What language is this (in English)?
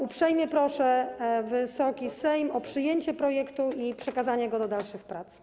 Polish